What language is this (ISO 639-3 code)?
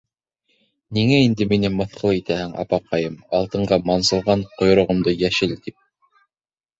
bak